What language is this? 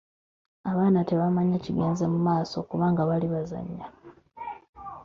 Ganda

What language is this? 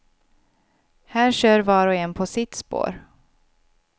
Swedish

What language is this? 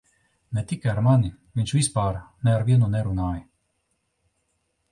Latvian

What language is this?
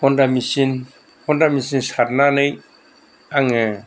Bodo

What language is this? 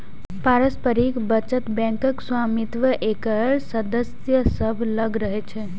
Maithili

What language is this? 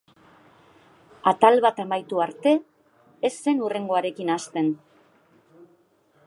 Basque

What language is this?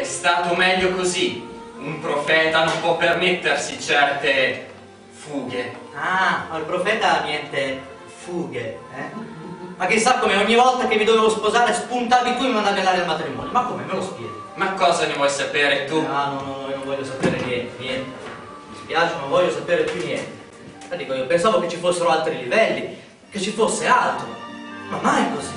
Italian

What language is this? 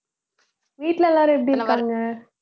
Tamil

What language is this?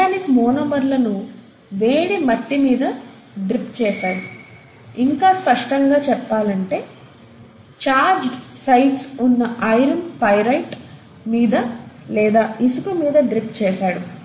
Telugu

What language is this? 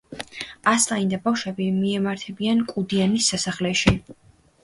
Georgian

